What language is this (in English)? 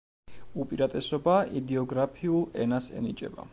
Georgian